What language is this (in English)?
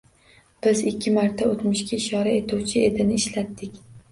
Uzbek